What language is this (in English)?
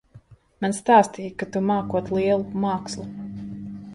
Latvian